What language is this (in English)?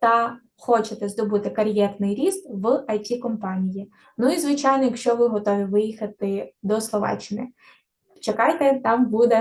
Ukrainian